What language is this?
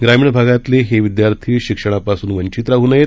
Marathi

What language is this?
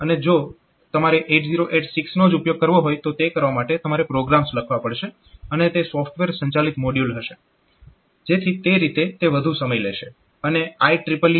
Gujarati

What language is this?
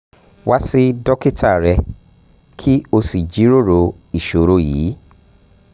Yoruba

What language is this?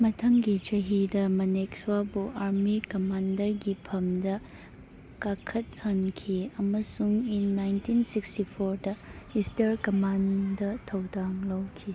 Manipuri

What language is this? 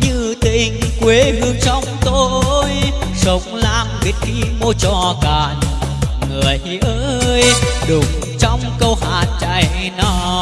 Vietnamese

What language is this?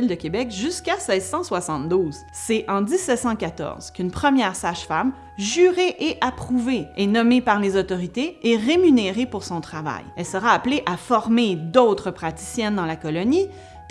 French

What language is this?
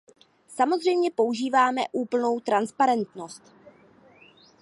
Czech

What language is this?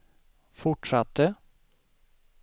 Swedish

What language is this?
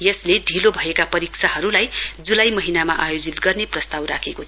Nepali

